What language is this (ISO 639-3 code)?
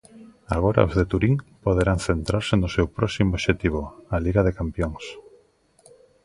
glg